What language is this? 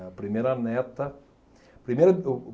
Portuguese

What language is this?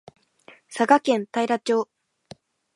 Japanese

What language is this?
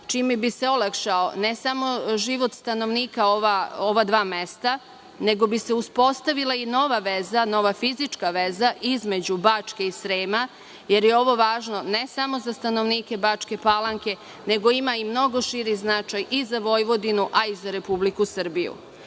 Serbian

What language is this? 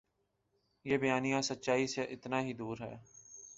Urdu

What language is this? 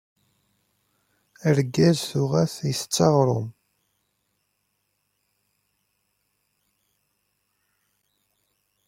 Kabyle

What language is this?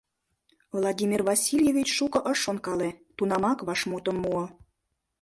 Mari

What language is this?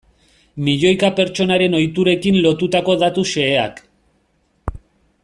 Basque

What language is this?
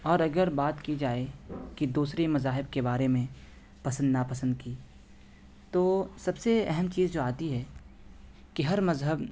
Urdu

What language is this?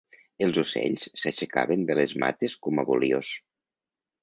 Catalan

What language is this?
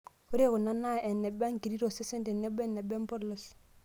Masai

